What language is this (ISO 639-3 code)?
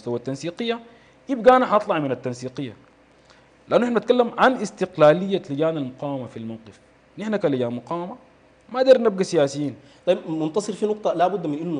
ara